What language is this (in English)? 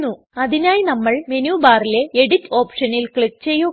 Malayalam